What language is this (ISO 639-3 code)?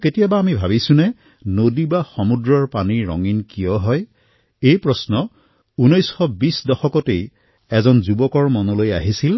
asm